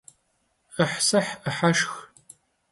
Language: Kabardian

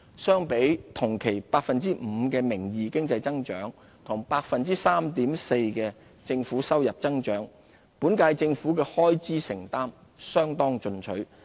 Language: Cantonese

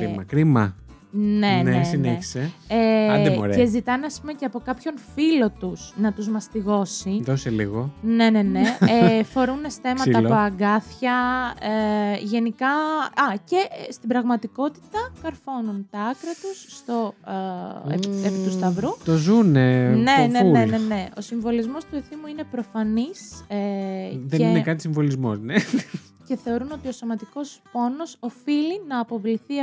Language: Greek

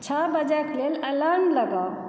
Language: Maithili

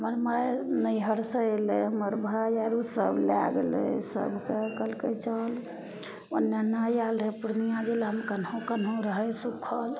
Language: Maithili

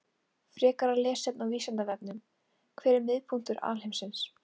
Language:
Icelandic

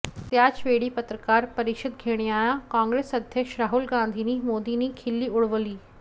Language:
Marathi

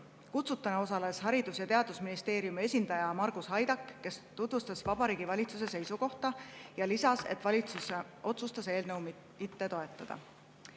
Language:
Estonian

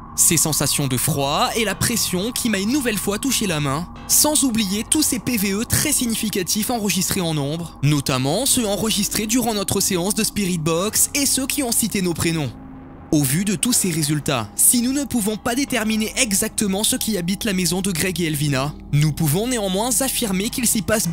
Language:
French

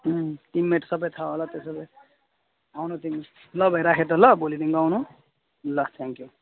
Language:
Nepali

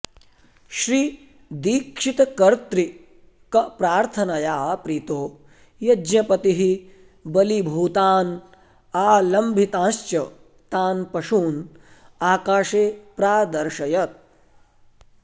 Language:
Sanskrit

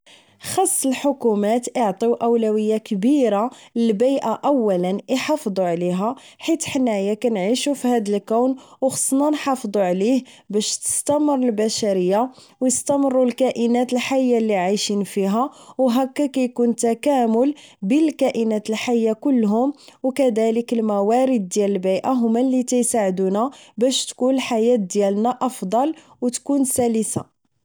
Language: Moroccan Arabic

